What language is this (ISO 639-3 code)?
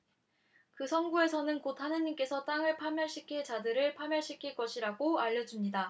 kor